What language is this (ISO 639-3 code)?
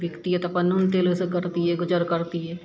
mai